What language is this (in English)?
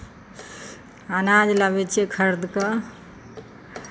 Maithili